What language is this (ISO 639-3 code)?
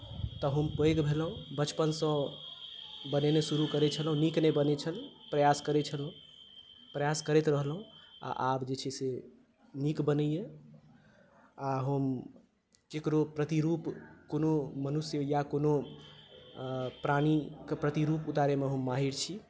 mai